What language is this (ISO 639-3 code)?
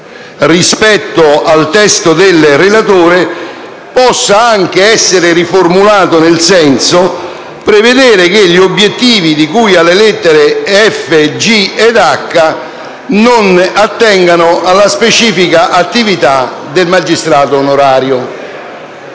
ita